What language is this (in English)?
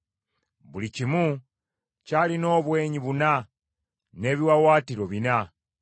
Ganda